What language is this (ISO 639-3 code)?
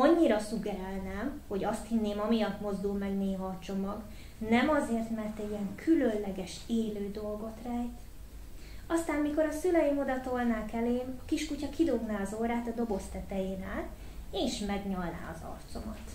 hun